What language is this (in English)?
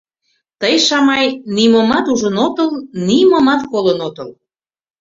Mari